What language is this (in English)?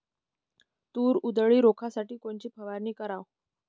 Marathi